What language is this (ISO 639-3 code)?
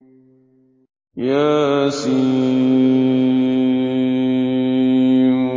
ara